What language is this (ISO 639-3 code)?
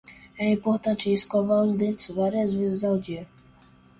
por